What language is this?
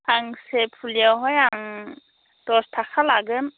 Bodo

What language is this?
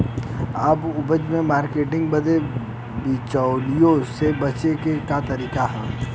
Bhojpuri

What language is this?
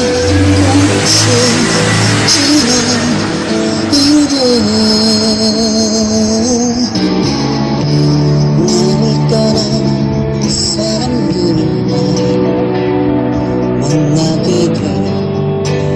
Indonesian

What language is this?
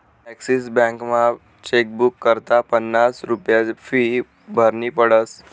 Marathi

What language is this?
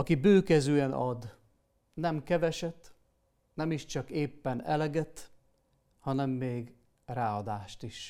Hungarian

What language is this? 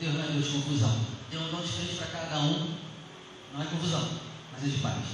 Portuguese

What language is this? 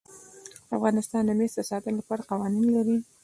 Pashto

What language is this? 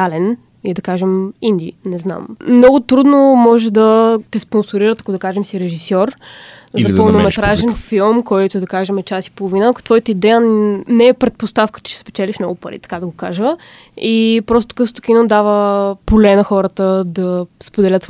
Bulgarian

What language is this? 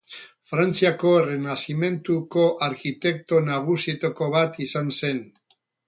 Basque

